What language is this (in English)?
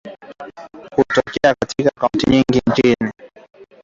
Swahili